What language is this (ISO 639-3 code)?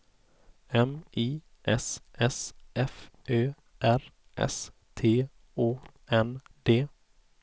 swe